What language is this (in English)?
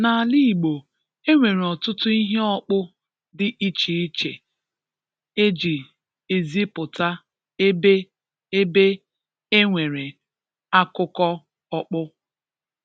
Igbo